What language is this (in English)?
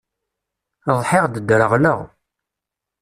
Kabyle